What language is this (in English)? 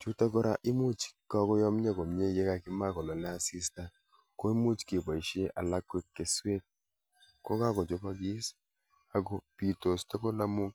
Kalenjin